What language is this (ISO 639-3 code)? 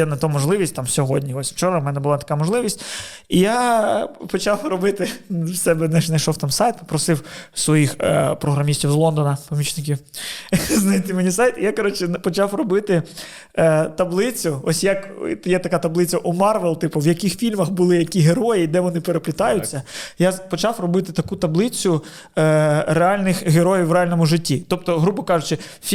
ukr